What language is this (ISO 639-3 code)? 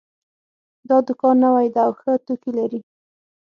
pus